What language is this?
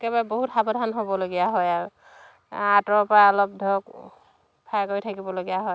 Assamese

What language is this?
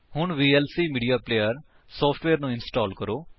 Punjabi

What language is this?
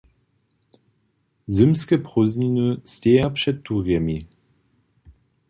Upper Sorbian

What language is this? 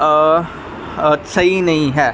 Punjabi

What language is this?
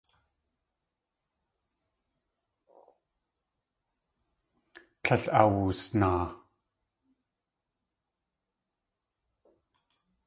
Tlingit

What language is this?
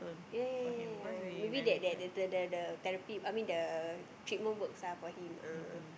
English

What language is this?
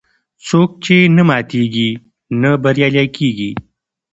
Pashto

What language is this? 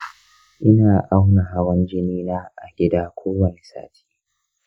Hausa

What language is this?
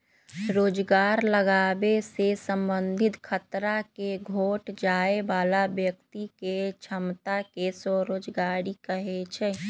Magahi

